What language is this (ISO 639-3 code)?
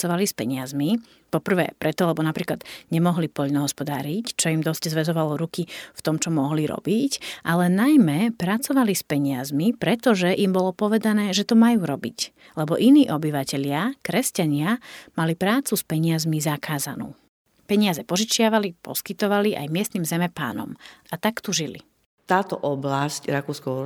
slk